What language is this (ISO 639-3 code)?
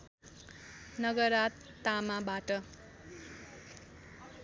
nep